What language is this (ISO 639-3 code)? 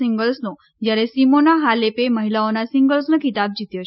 guj